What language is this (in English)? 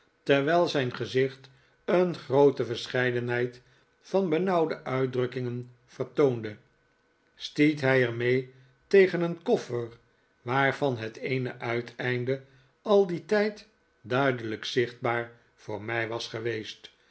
Dutch